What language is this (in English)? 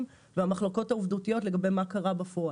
Hebrew